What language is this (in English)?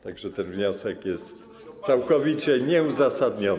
Polish